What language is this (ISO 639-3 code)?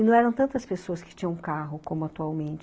por